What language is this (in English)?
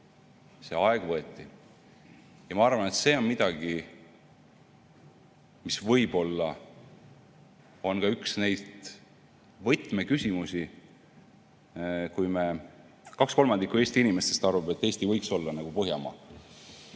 Estonian